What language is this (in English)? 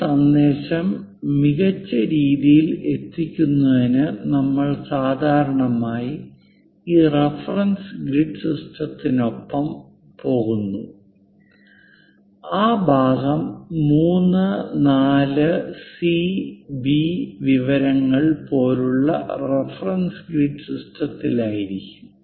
Malayalam